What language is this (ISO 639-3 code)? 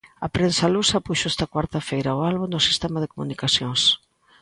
glg